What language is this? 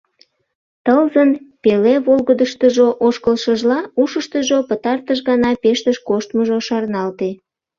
Mari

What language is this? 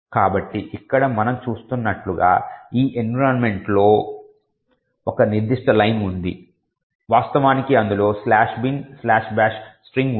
Telugu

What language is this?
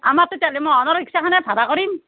Assamese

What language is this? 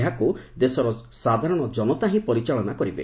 Odia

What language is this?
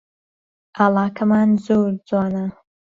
Central Kurdish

